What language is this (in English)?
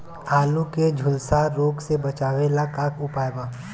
Bhojpuri